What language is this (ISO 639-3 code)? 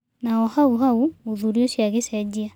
kik